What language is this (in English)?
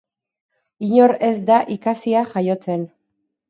Basque